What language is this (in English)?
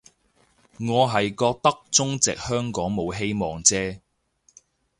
Cantonese